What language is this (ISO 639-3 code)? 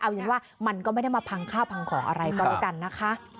tha